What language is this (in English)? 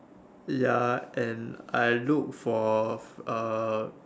English